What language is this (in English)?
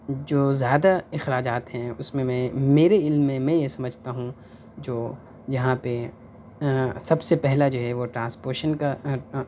Urdu